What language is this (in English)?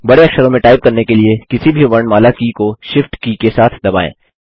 Hindi